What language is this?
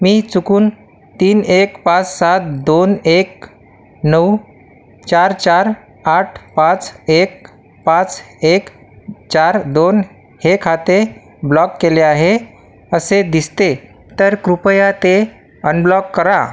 Marathi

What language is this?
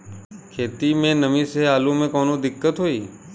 Bhojpuri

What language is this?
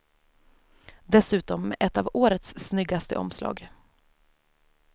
Swedish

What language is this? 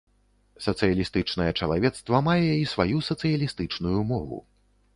Belarusian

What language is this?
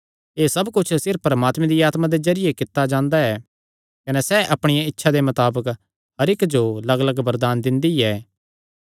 Kangri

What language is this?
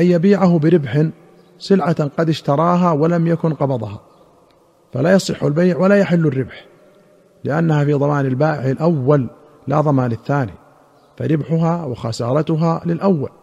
Arabic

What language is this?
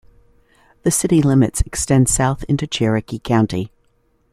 English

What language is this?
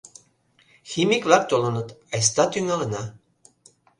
Mari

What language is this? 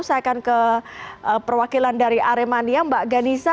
Indonesian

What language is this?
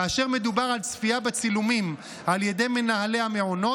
Hebrew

